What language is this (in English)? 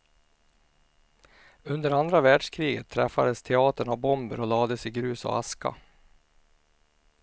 Swedish